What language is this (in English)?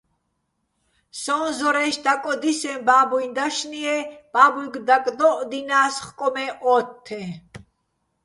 Bats